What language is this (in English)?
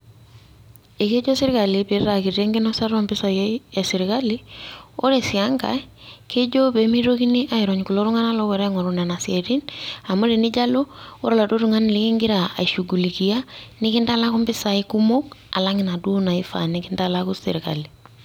Masai